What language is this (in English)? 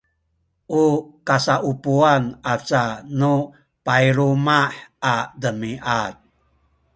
Sakizaya